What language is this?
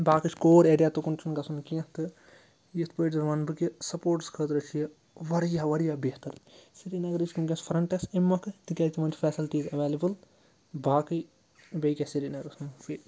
Kashmiri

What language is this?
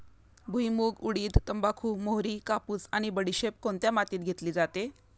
Marathi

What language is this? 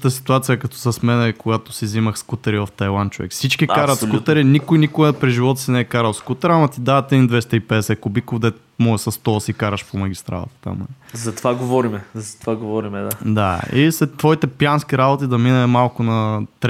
Bulgarian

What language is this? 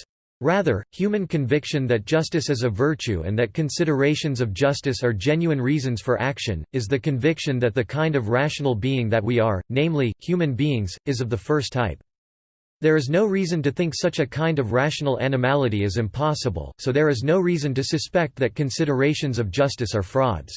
English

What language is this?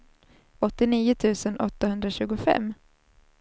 Swedish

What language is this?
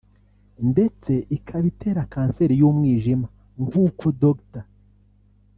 Kinyarwanda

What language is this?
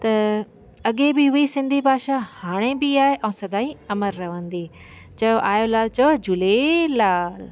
Sindhi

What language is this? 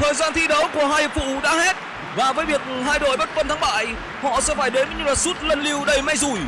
Vietnamese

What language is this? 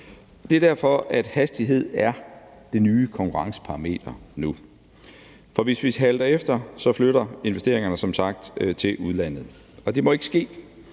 Danish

